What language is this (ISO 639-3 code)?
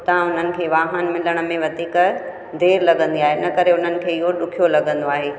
snd